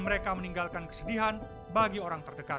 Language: Indonesian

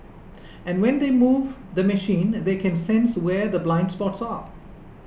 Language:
English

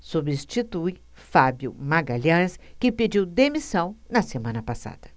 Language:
Portuguese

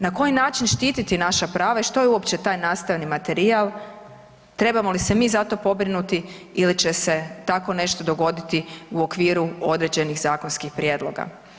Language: Croatian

